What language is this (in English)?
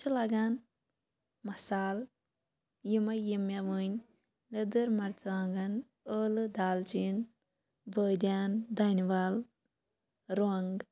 Kashmiri